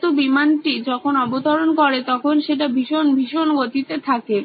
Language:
Bangla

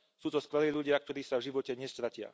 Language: Slovak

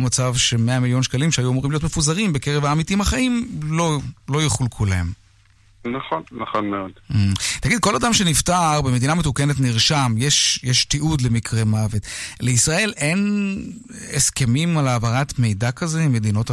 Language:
Hebrew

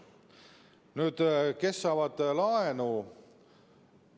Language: Estonian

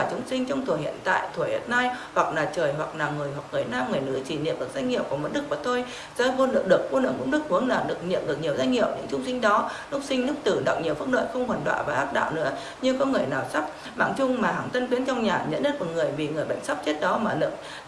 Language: Vietnamese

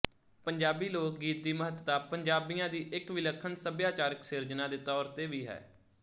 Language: Punjabi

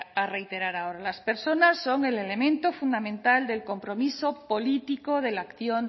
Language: Spanish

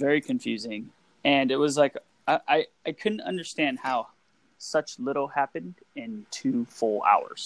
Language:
English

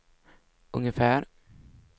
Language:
Swedish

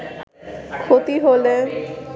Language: Bangla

